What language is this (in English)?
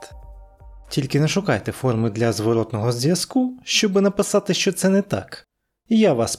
Ukrainian